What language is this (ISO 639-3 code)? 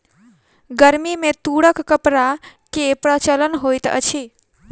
mai